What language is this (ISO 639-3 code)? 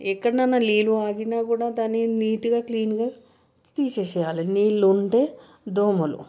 tel